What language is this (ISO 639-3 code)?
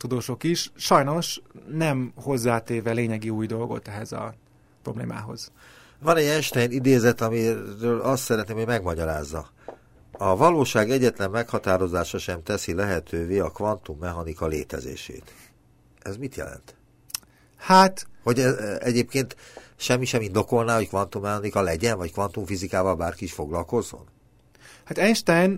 hun